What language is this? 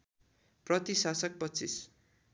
Nepali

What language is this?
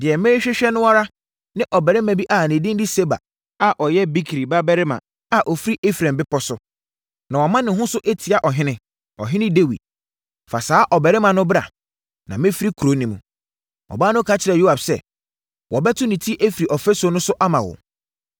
Akan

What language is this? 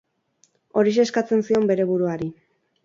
Basque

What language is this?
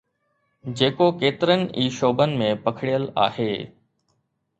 Sindhi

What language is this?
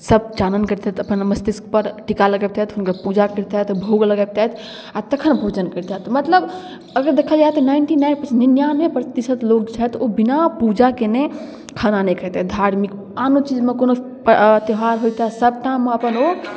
Maithili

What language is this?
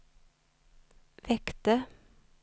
Swedish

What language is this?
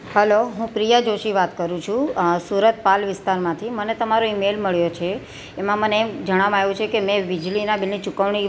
Gujarati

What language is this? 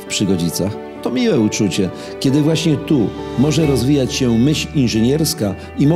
Polish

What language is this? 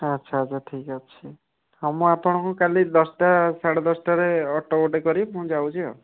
Odia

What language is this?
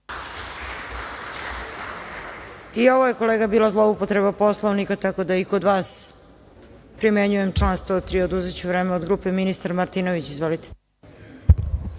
Serbian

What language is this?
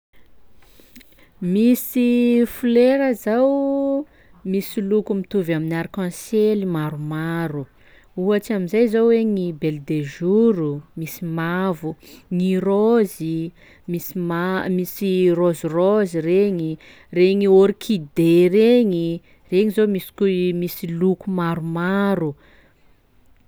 Sakalava Malagasy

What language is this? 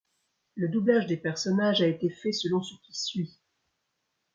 French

